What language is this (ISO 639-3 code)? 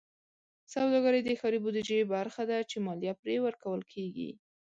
pus